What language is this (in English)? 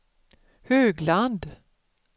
Swedish